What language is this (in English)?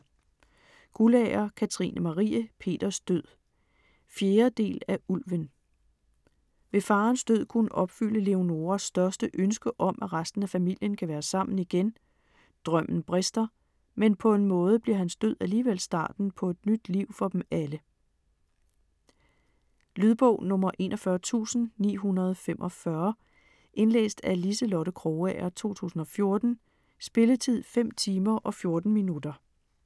Danish